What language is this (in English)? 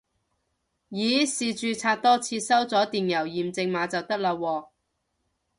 Cantonese